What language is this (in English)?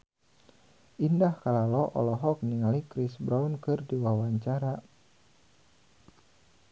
Sundanese